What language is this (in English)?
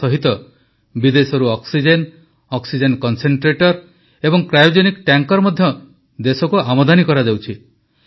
Odia